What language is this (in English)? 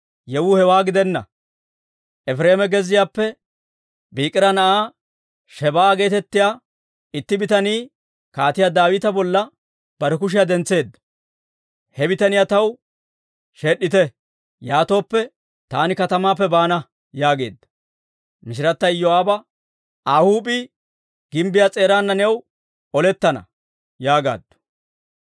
Dawro